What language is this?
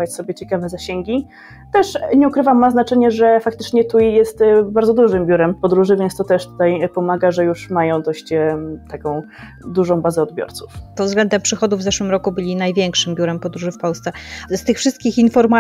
Polish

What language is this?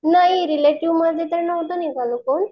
Marathi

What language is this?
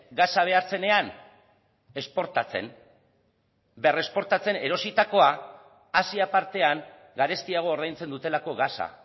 Basque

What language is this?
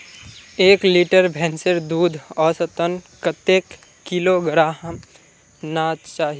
Magahi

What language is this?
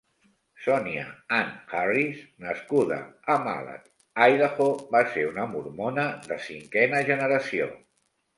Catalan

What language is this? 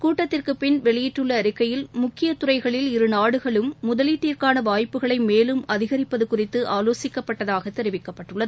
Tamil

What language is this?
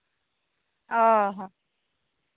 Santali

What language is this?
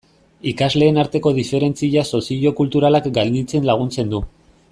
Basque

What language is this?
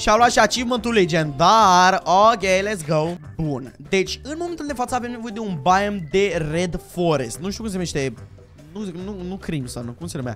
Romanian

